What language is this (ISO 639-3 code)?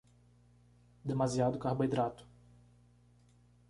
por